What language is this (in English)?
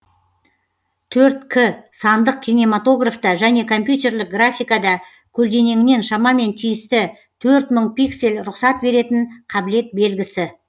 Kazakh